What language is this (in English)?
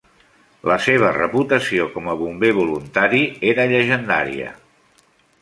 Catalan